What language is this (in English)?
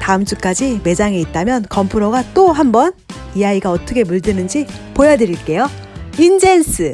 Korean